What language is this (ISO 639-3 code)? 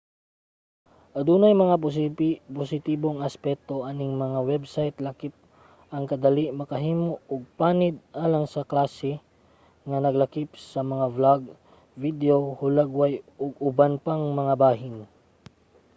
ceb